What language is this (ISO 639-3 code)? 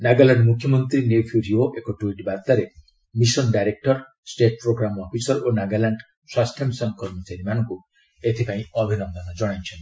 ori